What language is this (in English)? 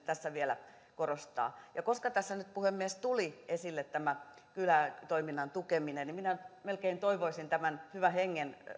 Finnish